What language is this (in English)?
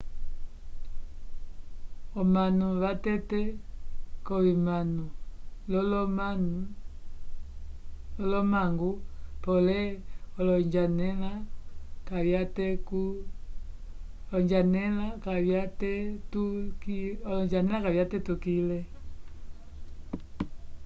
Umbundu